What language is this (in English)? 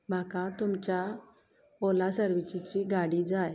Konkani